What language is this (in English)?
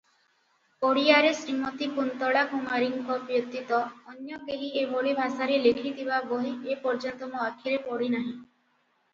Odia